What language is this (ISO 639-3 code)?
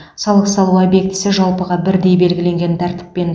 kaz